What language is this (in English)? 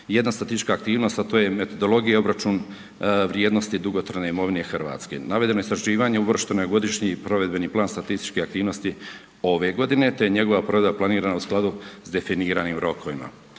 Croatian